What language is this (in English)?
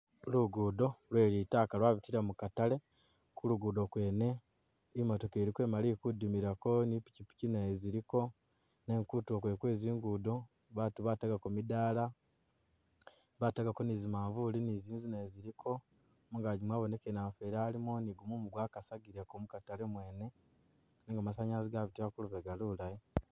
Masaaba